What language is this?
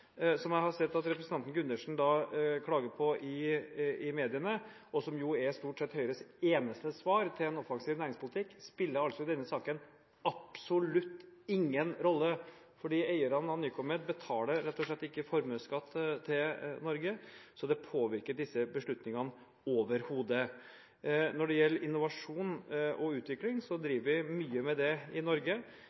Norwegian Bokmål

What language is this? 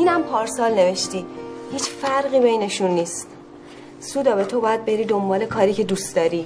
Persian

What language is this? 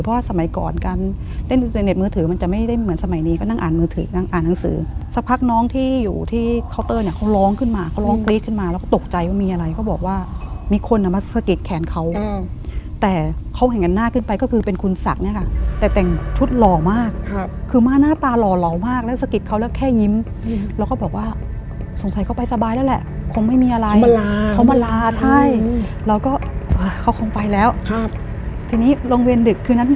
Thai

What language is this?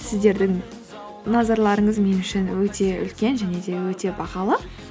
Kazakh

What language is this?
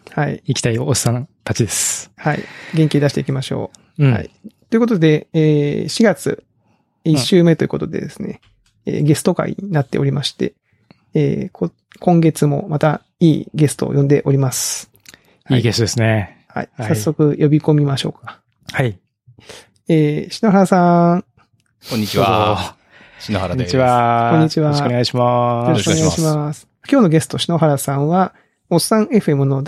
Japanese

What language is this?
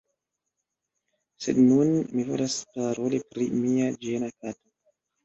Esperanto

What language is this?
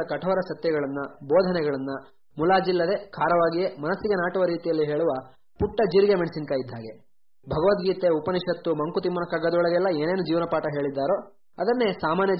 Kannada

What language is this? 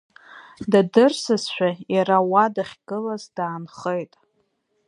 Abkhazian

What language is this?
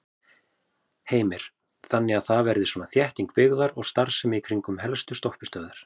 Icelandic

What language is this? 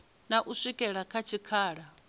Venda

